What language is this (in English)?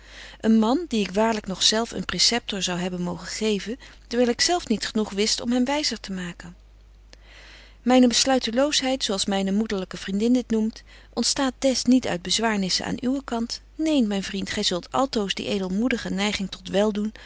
Dutch